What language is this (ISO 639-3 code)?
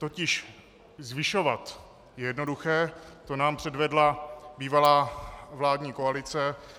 ces